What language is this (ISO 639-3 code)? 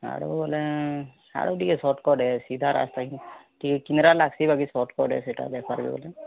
ori